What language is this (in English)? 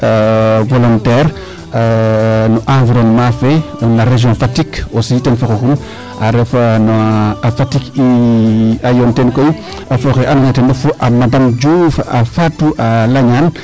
Serer